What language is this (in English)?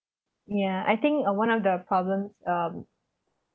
English